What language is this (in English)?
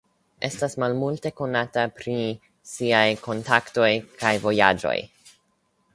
Esperanto